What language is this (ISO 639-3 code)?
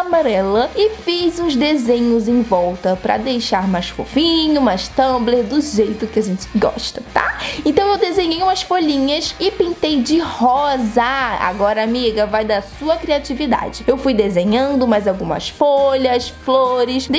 por